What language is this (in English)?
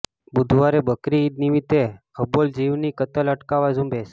Gujarati